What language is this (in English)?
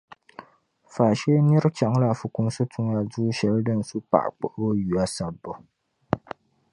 Dagbani